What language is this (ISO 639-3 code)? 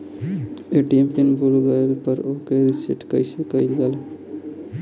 bho